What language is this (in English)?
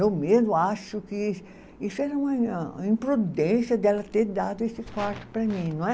Portuguese